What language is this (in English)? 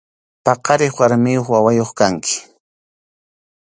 Arequipa-La Unión Quechua